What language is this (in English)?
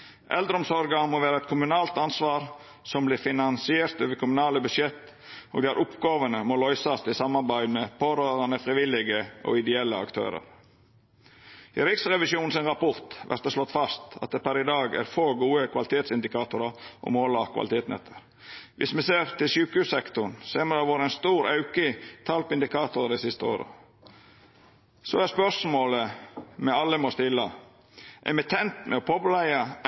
Norwegian Nynorsk